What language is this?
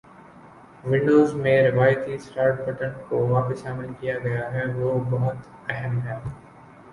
Urdu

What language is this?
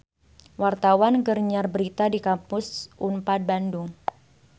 Sundanese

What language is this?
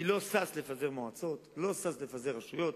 Hebrew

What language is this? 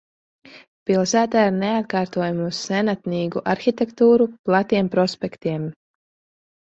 Latvian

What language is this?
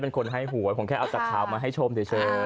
Thai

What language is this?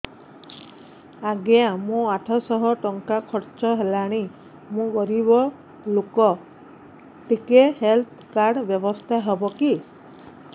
Odia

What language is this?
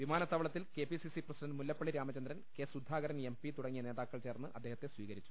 Malayalam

